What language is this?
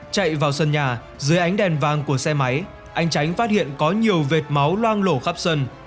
Vietnamese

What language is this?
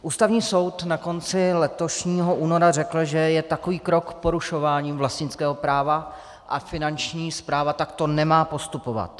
Czech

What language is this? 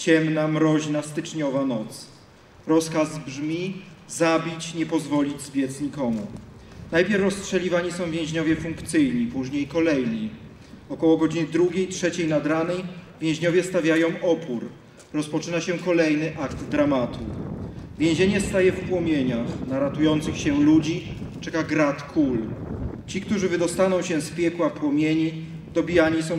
Polish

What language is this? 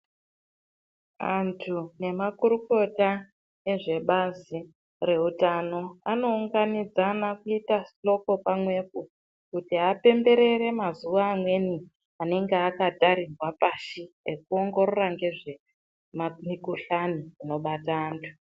Ndau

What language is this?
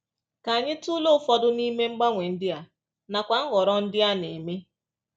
Igbo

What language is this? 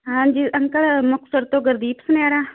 Punjabi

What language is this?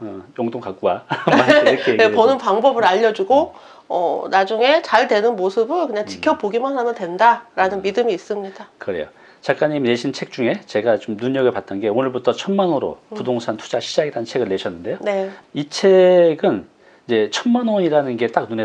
Korean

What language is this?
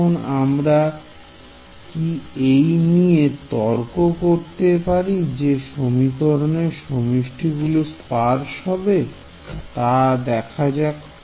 Bangla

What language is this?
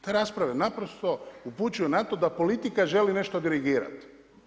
Croatian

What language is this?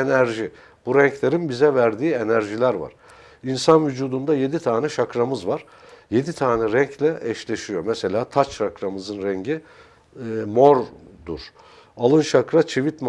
Turkish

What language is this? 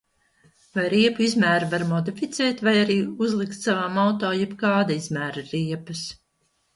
Latvian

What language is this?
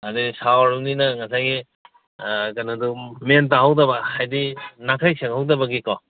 Manipuri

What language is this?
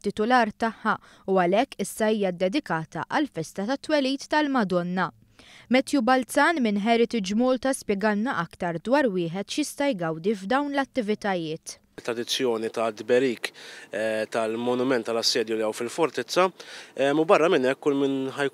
Arabic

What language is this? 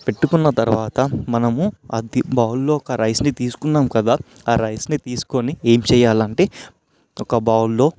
Telugu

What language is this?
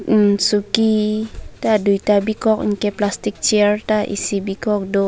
Karbi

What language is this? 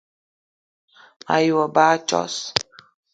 Eton (Cameroon)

